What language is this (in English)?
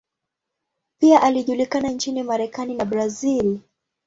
Swahili